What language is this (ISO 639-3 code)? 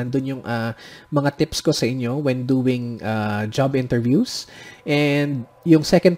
fil